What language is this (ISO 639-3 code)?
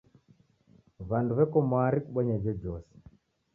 dav